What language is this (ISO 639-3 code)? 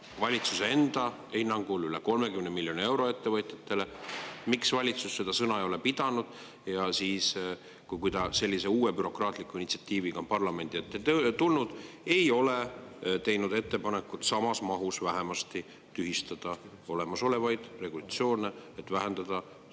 est